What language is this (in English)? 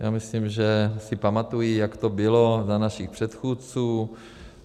Czech